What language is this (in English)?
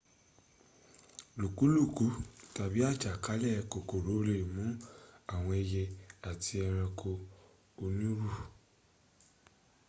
Yoruba